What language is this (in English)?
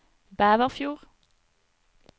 Norwegian